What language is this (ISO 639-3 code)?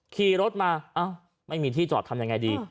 tha